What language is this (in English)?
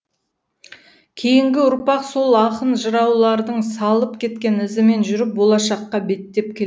Kazakh